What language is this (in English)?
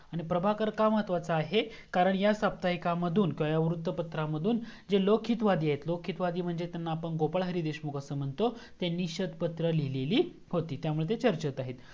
Marathi